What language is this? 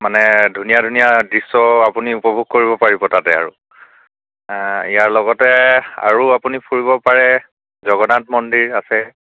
Assamese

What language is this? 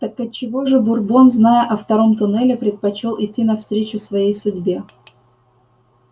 Russian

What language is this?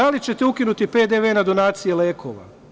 Serbian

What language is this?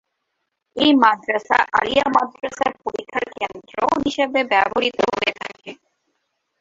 Bangla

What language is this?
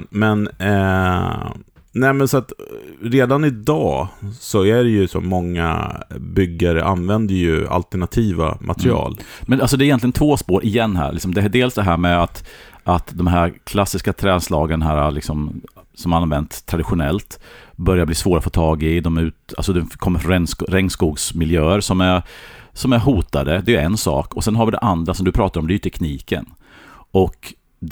Swedish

